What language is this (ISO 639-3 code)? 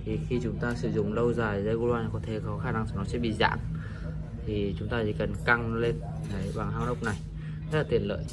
vie